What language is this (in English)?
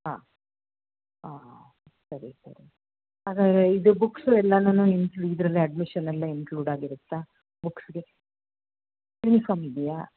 Kannada